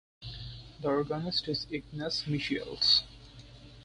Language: English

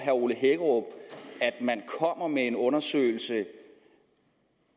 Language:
Danish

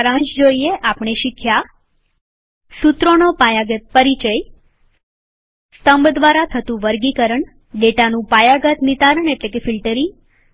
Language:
Gujarati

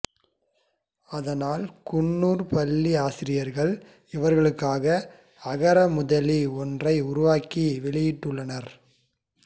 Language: Tamil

